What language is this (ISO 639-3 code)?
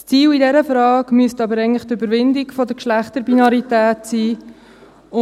gsw